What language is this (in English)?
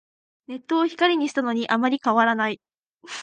Japanese